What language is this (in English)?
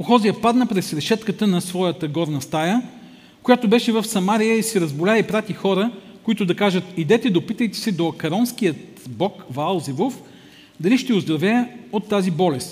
Bulgarian